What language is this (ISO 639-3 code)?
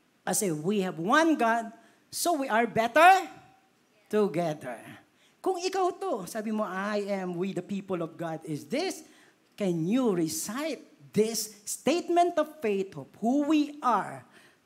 fil